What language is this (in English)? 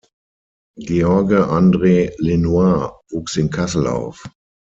German